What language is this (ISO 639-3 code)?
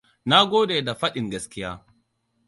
hau